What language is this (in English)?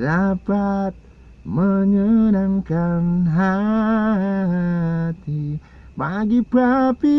Indonesian